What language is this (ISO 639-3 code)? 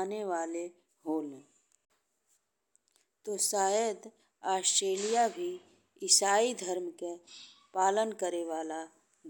bho